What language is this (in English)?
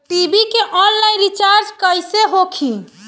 Bhojpuri